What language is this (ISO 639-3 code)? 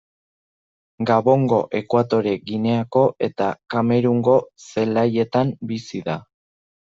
eus